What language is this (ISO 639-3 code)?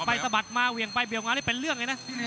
tha